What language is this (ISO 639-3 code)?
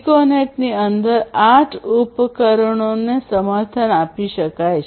guj